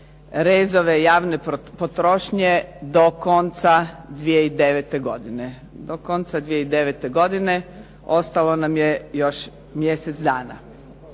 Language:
Croatian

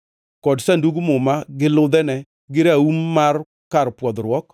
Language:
Luo (Kenya and Tanzania)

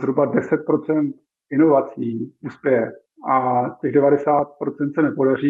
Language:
Czech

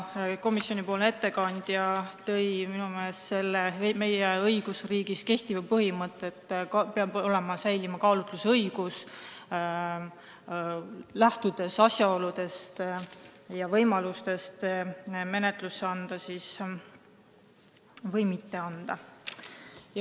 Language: Estonian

